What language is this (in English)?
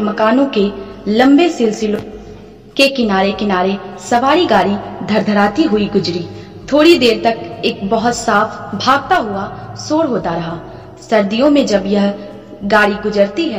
Hindi